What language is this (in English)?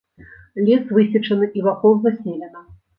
Belarusian